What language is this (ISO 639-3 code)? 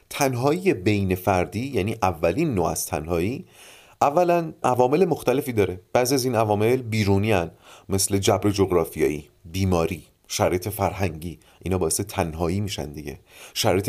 fas